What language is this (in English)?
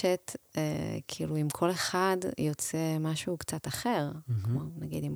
Hebrew